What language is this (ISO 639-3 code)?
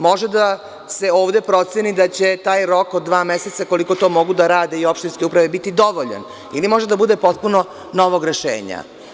srp